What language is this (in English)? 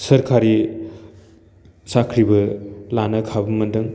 Bodo